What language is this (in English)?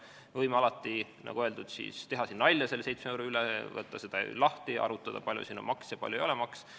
Estonian